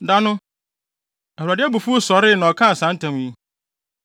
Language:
Akan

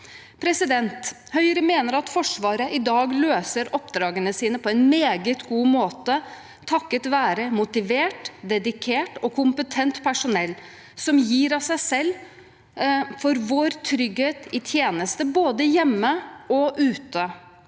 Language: Norwegian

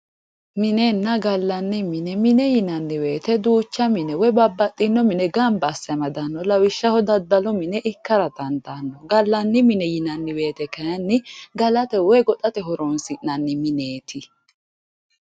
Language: Sidamo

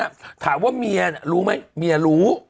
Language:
Thai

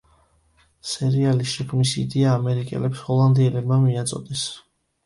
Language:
Georgian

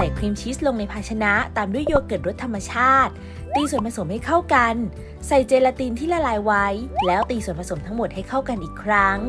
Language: Thai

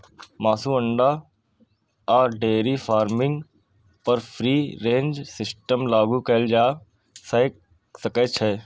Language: Maithili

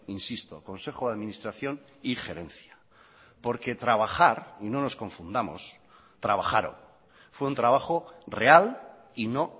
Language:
Spanish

